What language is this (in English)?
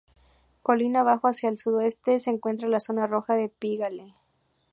Spanish